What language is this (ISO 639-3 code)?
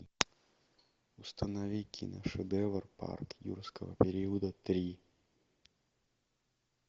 rus